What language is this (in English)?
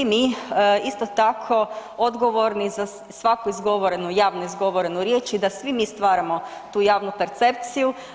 Croatian